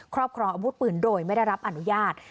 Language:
Thai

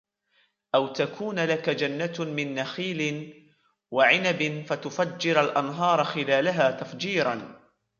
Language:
Arabic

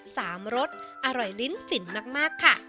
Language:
Thai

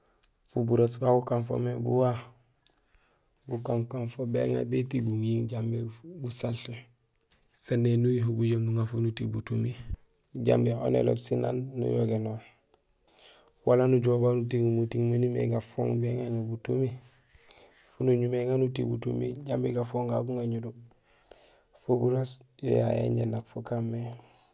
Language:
Gusilay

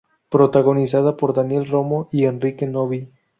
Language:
Spanish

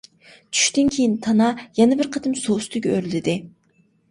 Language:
Uyghur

